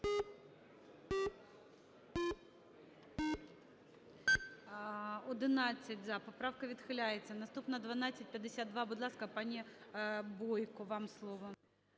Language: Ukrainian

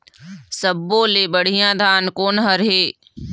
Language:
Chhattisgarhi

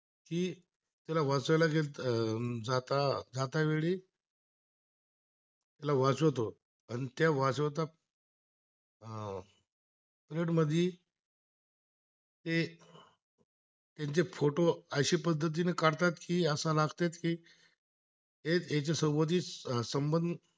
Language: Marathi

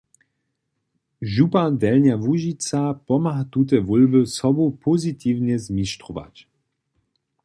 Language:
Upper Sorbian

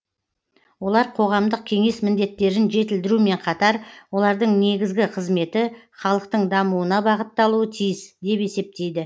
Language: Kazakh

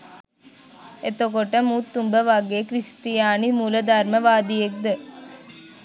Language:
Sinhala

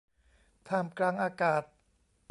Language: Thai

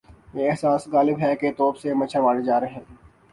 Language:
Urdu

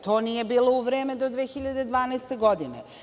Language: Serbian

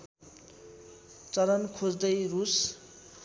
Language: Nepali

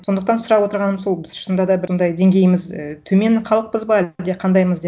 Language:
Kazakh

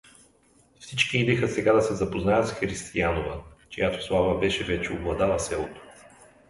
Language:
Bulgarian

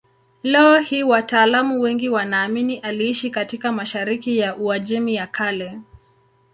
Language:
Swahili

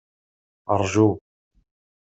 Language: Kabyle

